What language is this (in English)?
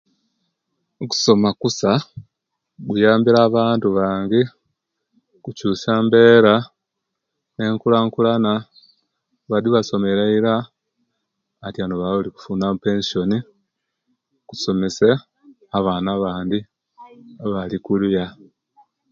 Kenyi